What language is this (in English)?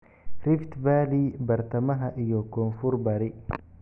Somali